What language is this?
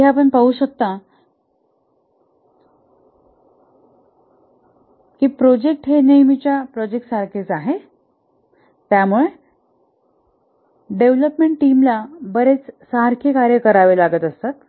Marathi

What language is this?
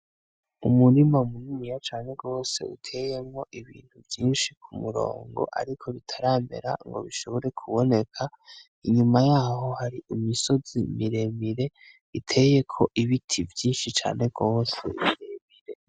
Rundi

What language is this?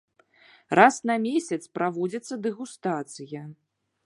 Belarusian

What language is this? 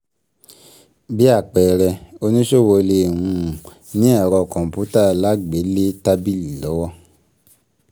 Yoruba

